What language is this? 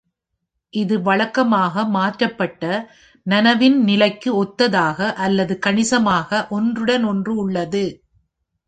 Tamil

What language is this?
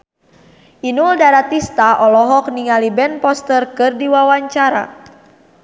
Sundanese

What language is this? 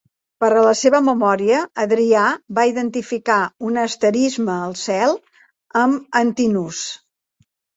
Catalan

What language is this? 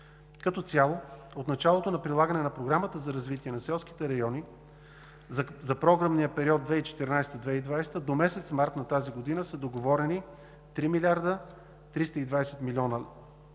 Bulgarian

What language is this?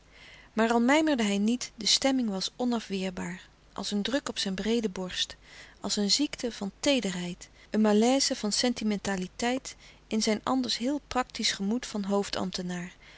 Dutch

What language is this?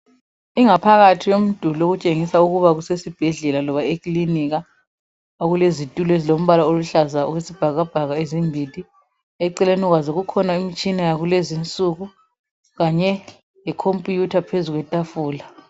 North Ndebele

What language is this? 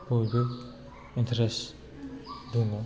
Bodo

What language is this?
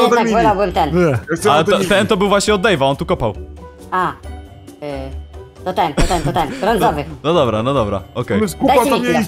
Polish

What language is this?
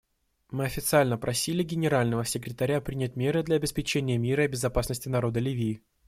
Russian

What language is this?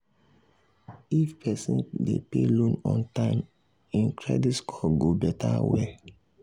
Nigerian Pidgin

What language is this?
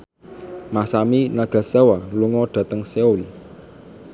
Javanese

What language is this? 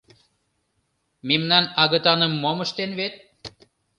Mari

